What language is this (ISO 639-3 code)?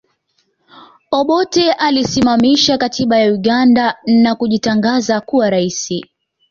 swa